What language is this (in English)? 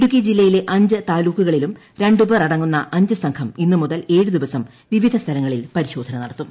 Malayalam